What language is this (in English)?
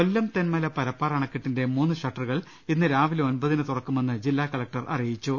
Malayalam